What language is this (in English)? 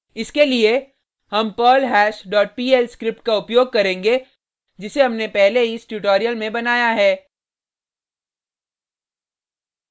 Hindi